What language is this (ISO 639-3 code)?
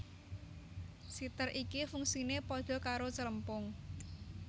jav